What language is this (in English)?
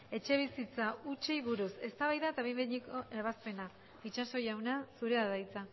Basque